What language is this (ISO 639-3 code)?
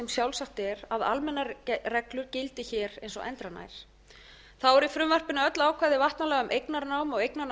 isl